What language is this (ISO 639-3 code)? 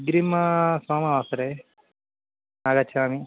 san